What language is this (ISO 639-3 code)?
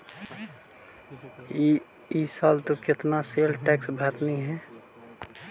mag